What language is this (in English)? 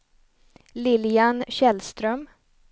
Swedish